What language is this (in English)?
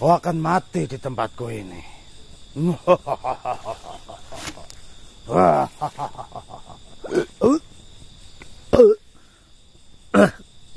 Indonesian